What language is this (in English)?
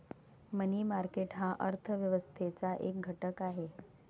Marathi